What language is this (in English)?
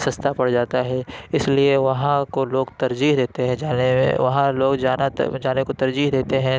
Urdu